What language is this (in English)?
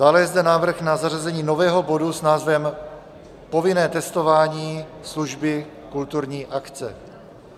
Czech